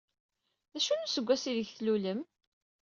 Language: Kabyle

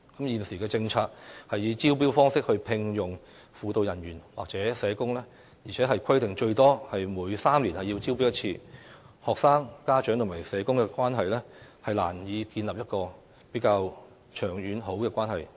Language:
Cantonese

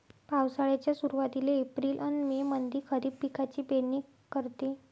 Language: Marathi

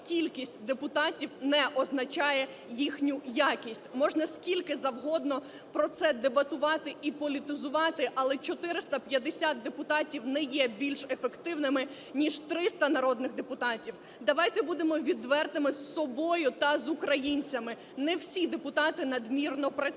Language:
Ukrainian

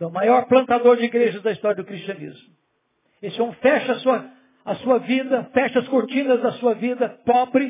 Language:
Portuguese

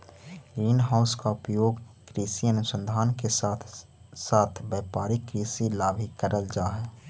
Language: Magahi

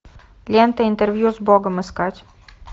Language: Russian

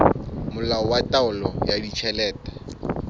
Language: Southern Sotho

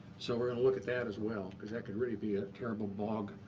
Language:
English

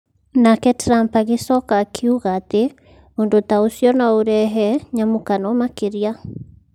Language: Kikuyu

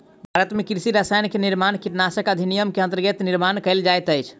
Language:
Maithili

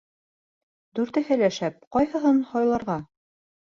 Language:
Bashkir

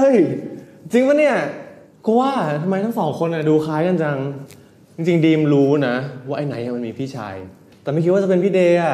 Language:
Thai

